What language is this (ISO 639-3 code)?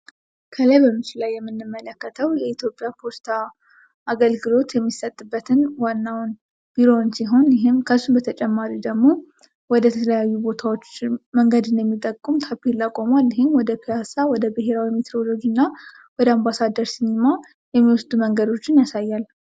amh